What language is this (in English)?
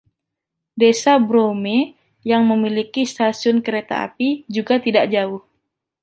Indonesian